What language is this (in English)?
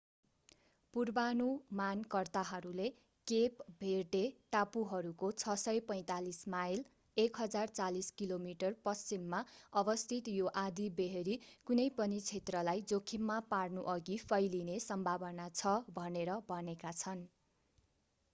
Nepali